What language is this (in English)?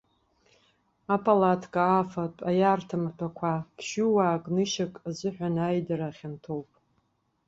Abkhazian